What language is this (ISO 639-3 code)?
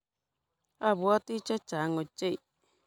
kln